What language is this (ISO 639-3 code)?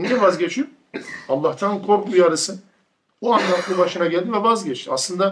tur